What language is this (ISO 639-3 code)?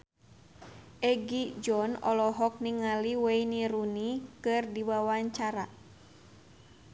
sun